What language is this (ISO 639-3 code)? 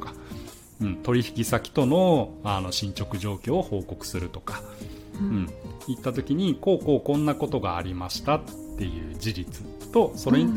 jpn